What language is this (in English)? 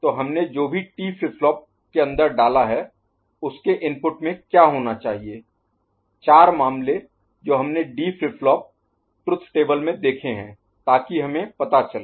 Hindi